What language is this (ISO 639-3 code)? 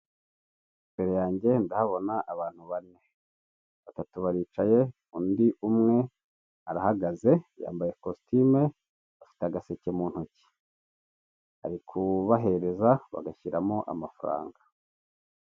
kin